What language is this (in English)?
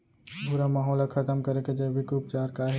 Chhattisgarhi